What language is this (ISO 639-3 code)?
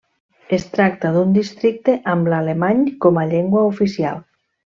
cat